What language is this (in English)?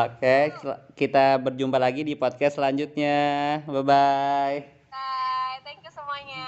Indonesian